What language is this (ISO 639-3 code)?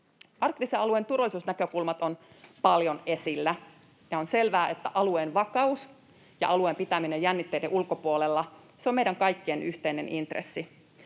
fin